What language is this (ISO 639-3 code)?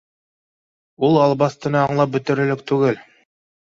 bak